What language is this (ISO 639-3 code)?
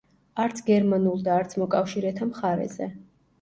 kat